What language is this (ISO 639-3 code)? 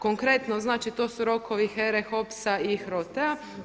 hrv